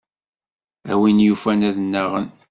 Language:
Kabyle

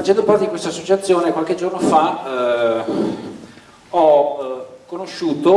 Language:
Italian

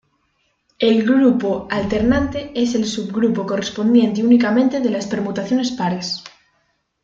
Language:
Spanish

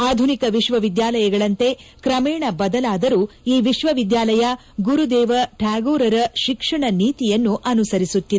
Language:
Kannada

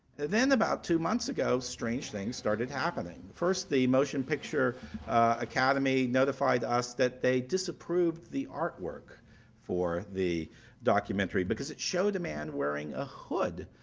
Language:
English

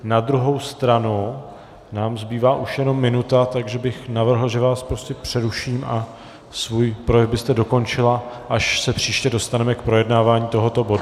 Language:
Czech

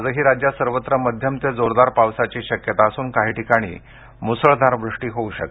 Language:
Marathi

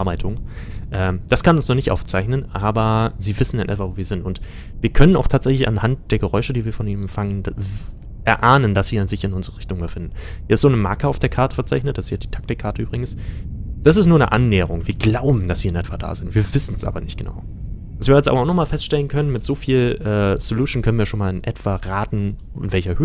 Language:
German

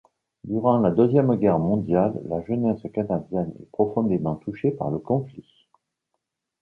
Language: French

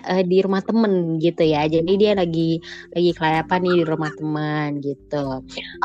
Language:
Indonesian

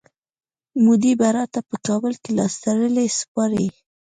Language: Pashto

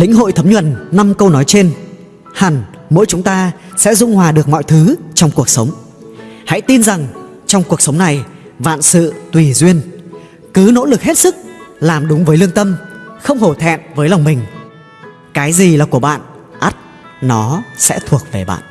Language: Vietnamese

